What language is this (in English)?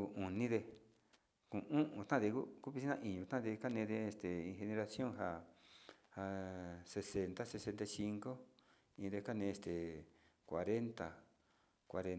Sinicahua Mixtec